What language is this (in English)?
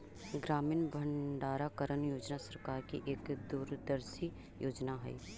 Magahi